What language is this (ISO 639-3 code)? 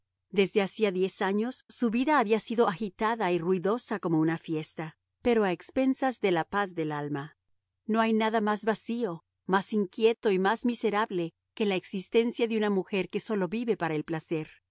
spa